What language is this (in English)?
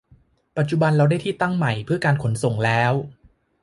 Thai